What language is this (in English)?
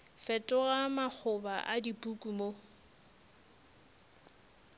Northern Sotho